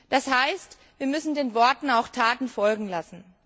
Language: German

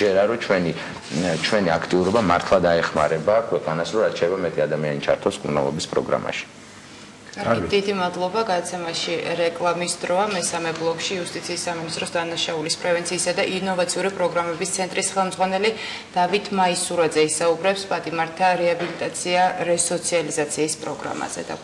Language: Romanian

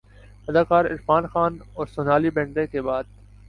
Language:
Urdu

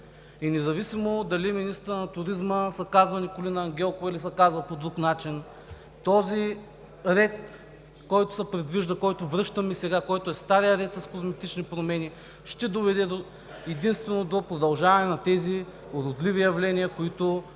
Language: Bulgarian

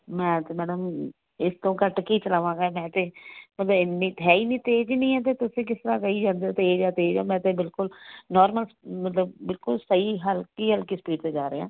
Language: Punjabi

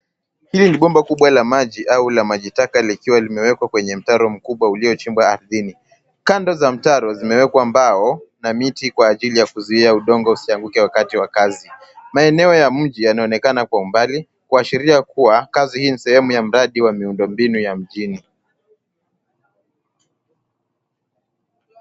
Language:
Swahili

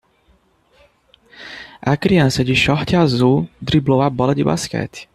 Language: Portuguese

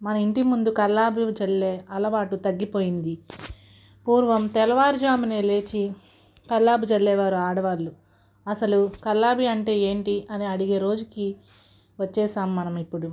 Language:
Telugu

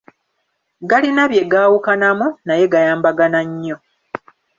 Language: Ganda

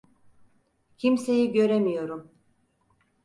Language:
Turkish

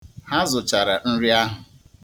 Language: Igbo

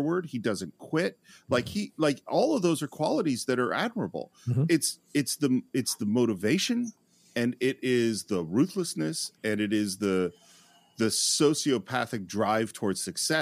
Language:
English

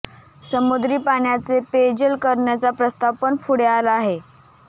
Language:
Marathi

